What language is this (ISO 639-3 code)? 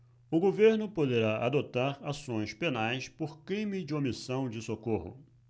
por